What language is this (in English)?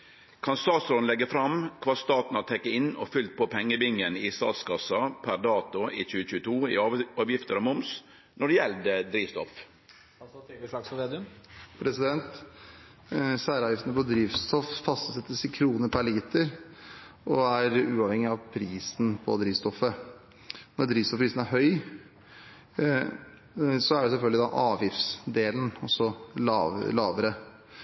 Norwegian